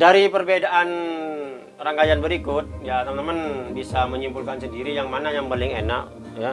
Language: Indonesian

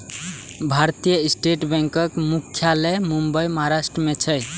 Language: Maithili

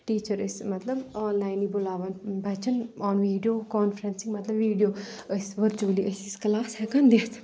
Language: Kashmiri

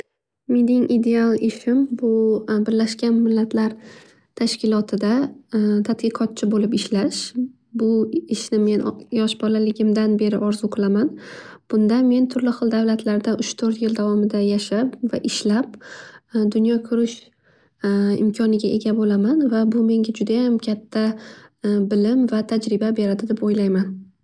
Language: Uzbek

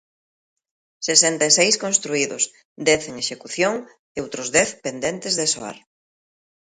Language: Galician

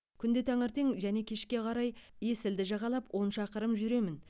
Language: Kazakh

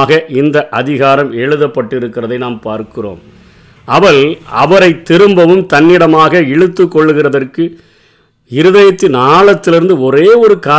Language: Tamil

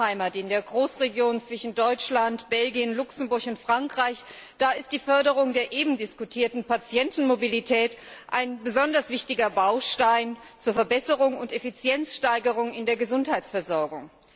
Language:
German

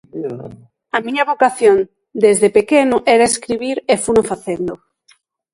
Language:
Galician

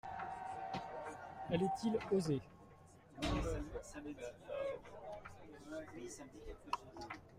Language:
French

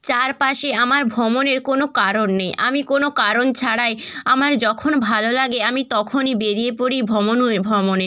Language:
Bangla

